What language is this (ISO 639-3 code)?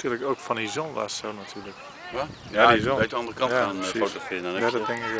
nld